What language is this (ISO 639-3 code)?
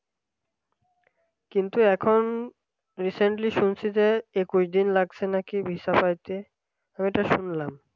ben